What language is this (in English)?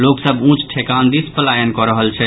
Maithili